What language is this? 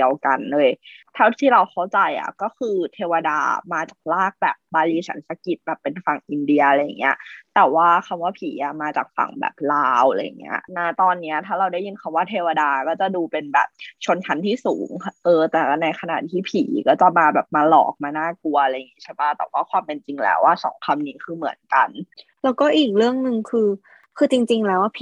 Thai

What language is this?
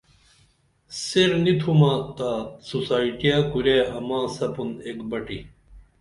Dameli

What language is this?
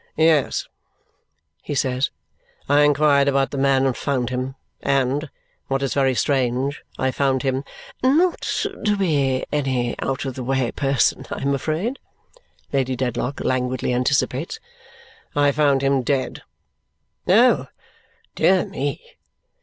English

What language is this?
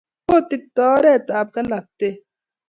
Kalenjin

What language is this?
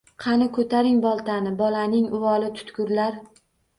Uzbek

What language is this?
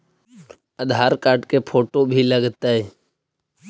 Magahi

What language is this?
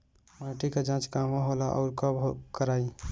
Bhojpuri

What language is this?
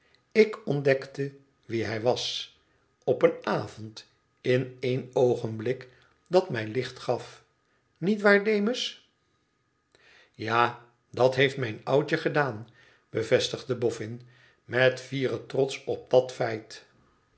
Dutch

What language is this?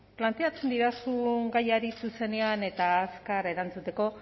Basque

